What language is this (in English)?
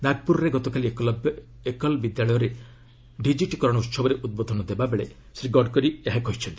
Odia